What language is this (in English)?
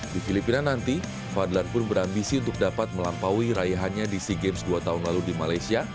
Indonesian